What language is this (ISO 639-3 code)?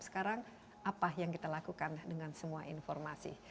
ind